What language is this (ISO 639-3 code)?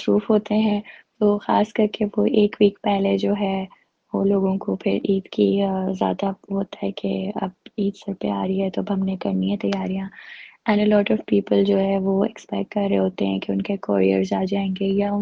urd